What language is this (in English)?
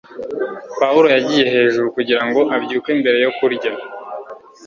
Kinyarwanda